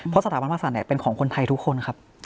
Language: Thai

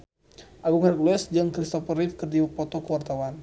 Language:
Sundanese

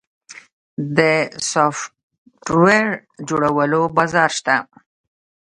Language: Pashto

